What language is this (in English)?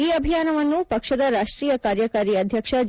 Kannada